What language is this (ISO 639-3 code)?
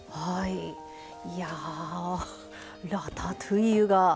jpn